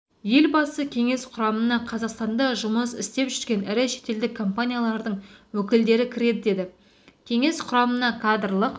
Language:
Kazakh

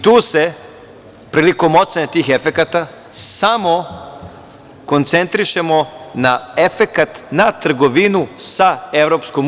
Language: Serbian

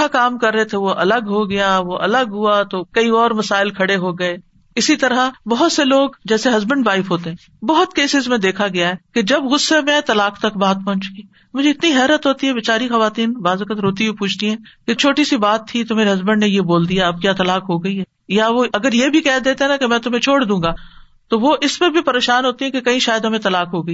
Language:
Urdu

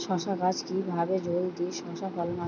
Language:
Bangla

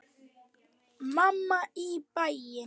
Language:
Icelandic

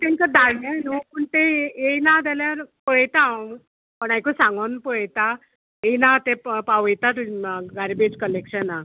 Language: Konkani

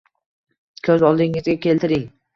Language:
Uzbek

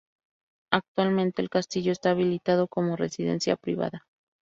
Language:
Spanish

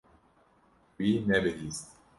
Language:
Kurdish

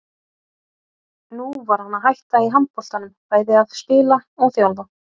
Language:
Icelandic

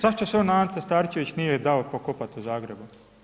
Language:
Croatian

